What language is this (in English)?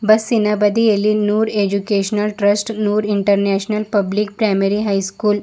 Kannada